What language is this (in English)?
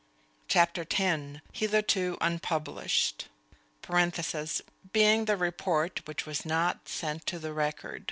English